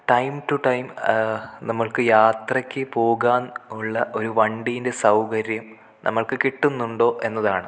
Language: Malayalam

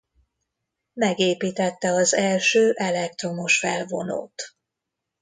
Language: Hungarian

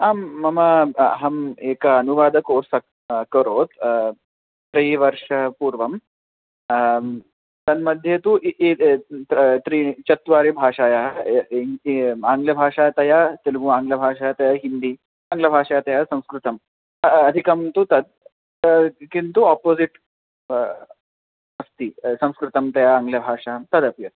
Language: Sanskrit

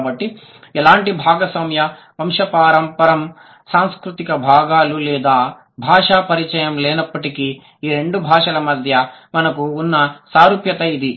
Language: Telugu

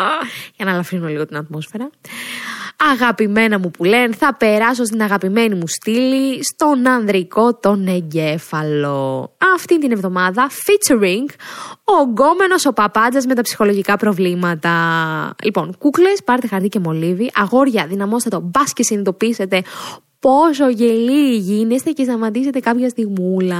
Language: Greek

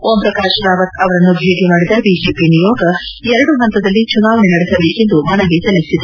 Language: Kannada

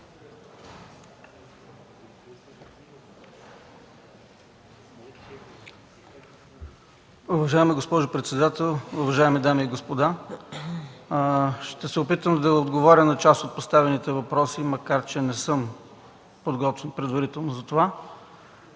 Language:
Bulgarian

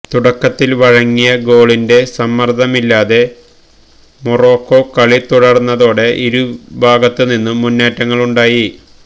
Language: Malayalam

